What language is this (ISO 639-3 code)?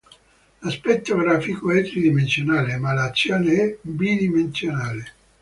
ita